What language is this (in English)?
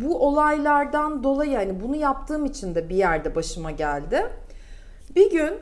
Turkish